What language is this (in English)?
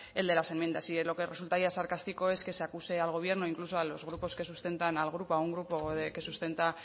Spanish